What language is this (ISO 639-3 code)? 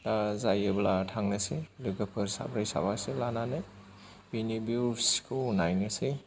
brx